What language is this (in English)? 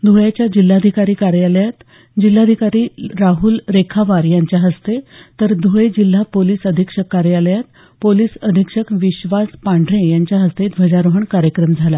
Marathi